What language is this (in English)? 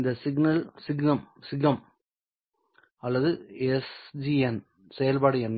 Tamil